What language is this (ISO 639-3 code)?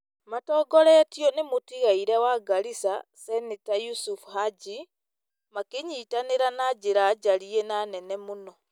kik